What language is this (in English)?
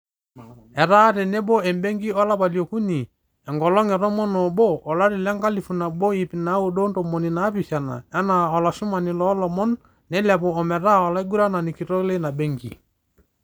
Masai